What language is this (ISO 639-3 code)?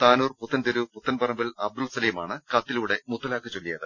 mal